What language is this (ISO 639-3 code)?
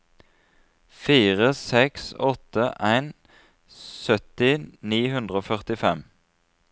nor